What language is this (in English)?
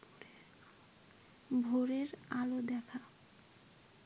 Bangla